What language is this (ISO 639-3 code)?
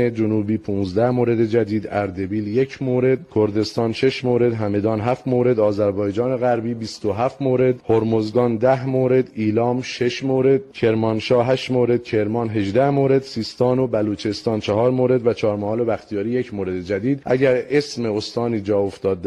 fas